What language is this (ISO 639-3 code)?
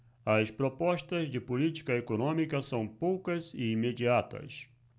por